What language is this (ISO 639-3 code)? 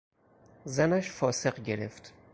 fas